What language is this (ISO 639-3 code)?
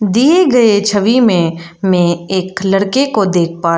hin